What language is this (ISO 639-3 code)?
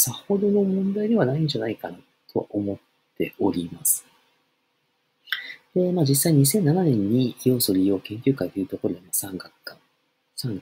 jpn